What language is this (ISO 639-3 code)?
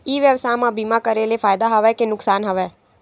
hne